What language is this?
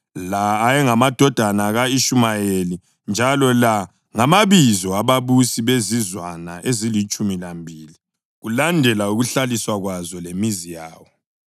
North Ndebele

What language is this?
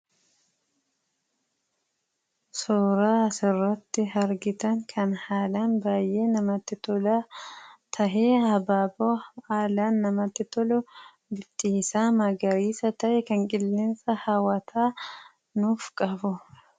Oromo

